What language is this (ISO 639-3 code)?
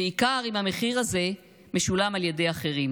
heb